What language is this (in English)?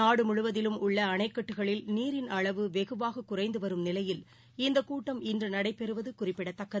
Tamil